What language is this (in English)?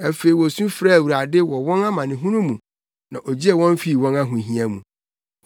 Akan